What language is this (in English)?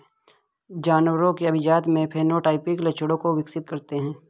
Hindi